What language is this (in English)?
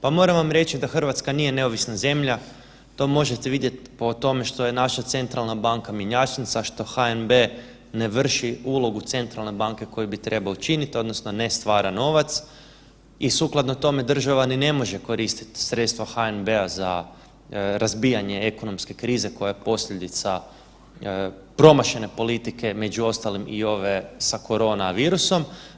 Croatian